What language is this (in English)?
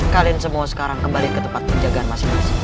Indonesian